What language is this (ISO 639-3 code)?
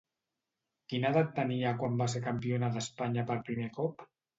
cat